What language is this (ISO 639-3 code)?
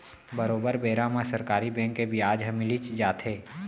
hne